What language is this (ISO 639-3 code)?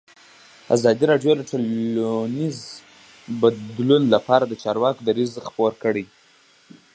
pus